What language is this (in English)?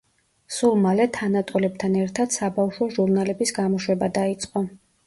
Georgian